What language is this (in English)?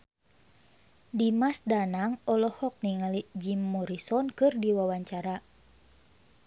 Sundanese